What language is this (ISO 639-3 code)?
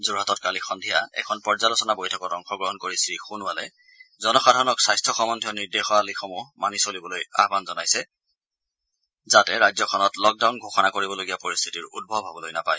asm